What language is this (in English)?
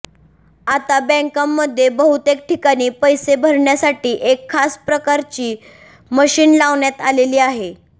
Marathi